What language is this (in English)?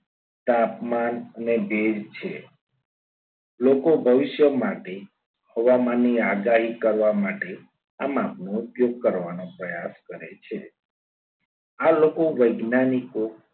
Gujarati